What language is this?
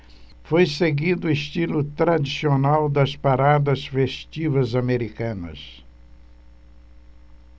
Portuguese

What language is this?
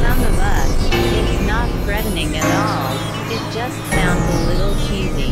English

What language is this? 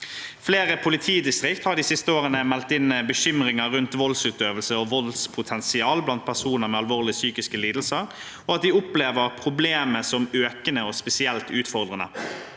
Norwegian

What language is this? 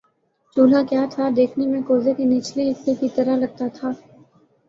Urdu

